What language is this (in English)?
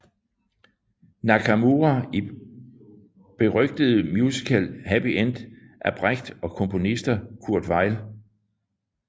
Danish